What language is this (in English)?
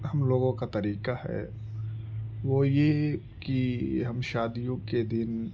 Urdu